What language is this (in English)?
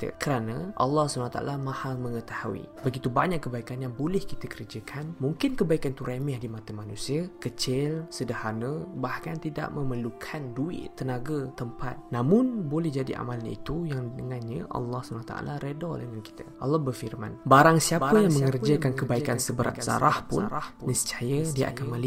Malay